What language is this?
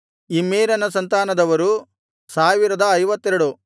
Kannada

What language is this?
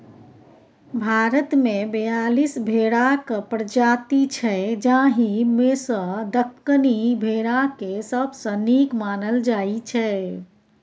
Maithili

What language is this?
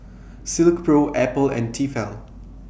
English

